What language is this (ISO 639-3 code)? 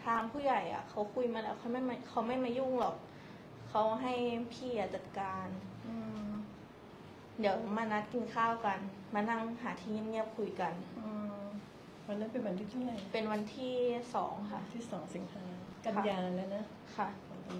tha